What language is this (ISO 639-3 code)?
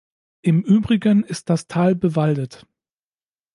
deu